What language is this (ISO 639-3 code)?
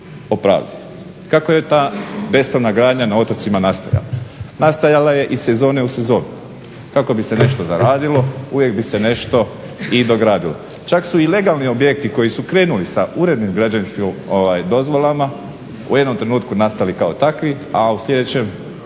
hrv